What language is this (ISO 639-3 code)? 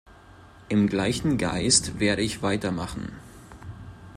deu